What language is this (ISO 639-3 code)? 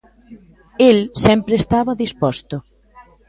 glg